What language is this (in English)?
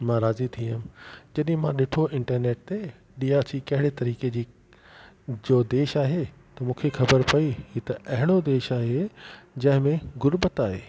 Sindhi